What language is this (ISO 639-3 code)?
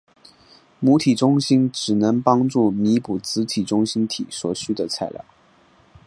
zho